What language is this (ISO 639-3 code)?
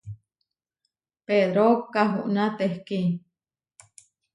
var